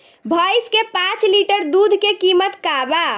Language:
Bhojpuri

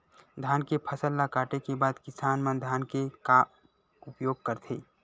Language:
Chhattisgarhi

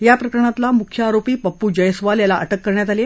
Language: Marathi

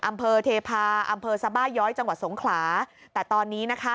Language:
Thai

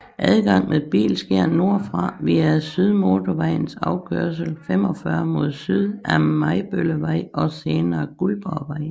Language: Danish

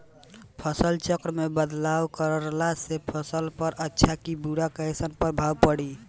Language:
Bhojpuri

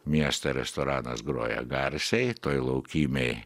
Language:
Lithuanian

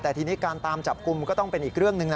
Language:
Thai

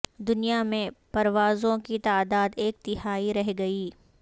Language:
Urdu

